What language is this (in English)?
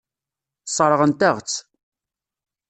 Kabyle